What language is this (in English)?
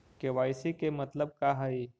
Magahi